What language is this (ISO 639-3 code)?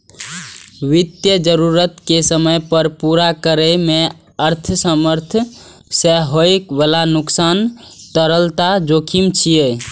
mai